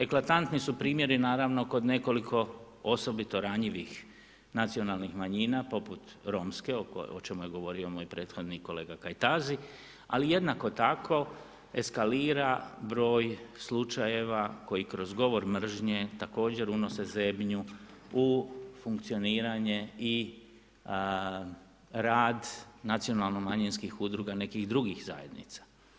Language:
Croatian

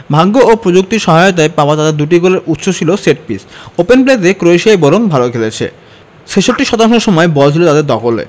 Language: Bangla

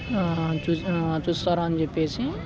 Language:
Telugu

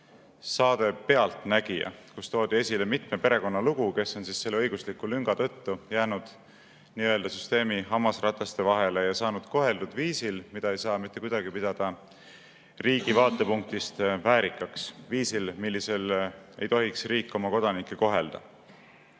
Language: Estonian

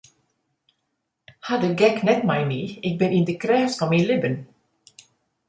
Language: Western Frisian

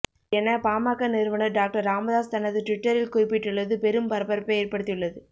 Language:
Tamil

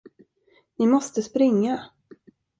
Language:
Swedish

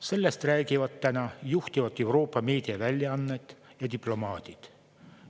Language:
Estonian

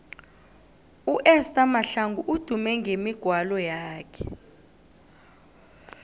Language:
South Ndebele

